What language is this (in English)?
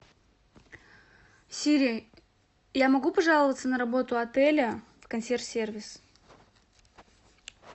Russian